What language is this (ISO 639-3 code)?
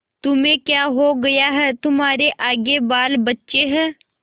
hin